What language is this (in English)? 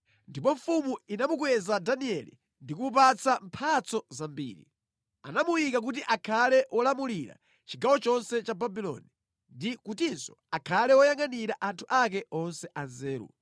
Nyanja